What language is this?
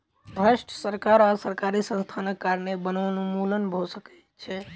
Maithili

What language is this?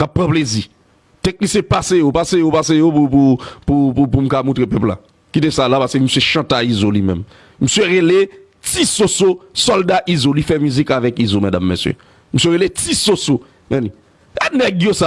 French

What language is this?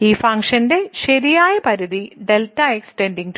Malayalam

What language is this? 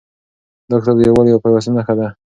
Pashto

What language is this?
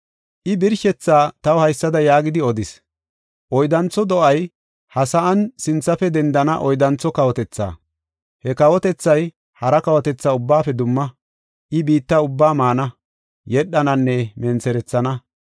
Gofa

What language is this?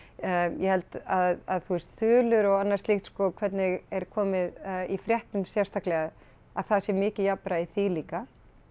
Icelandic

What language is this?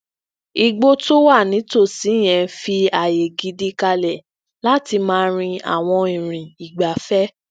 Yoruba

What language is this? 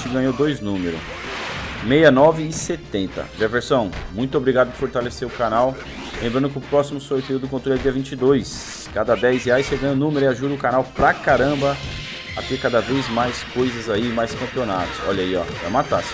Portuguese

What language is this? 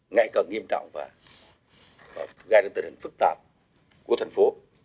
Vietnamese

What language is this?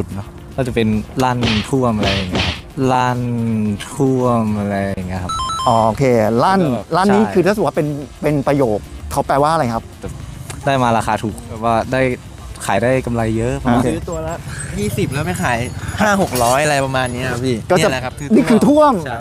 Thai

